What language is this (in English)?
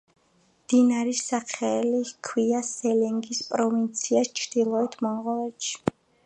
Georgian